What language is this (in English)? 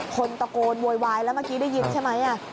Thai